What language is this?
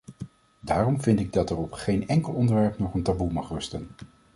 Dutch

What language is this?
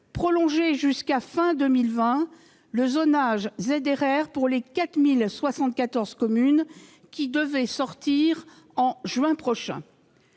French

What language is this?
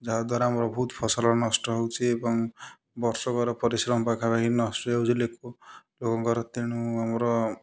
Odia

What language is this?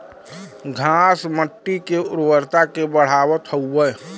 Bhojpuri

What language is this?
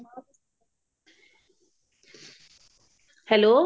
Punjabi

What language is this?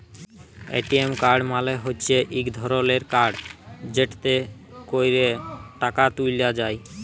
Bangla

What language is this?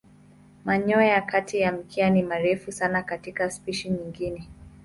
Swahili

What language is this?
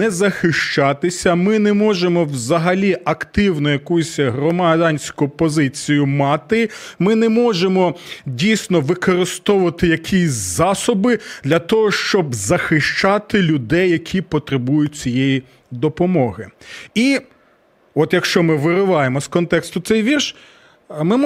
Ukrainian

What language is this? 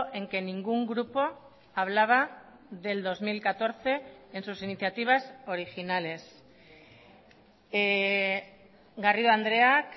Spanish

